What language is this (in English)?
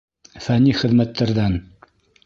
Bashkir